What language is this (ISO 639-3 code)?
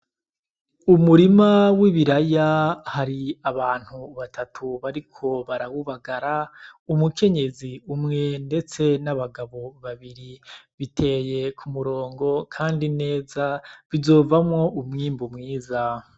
run